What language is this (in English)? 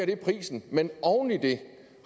Danish